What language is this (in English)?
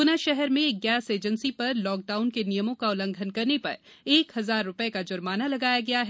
Hindi